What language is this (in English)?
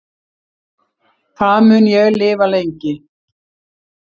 Icelandic